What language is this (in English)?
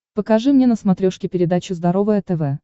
Russian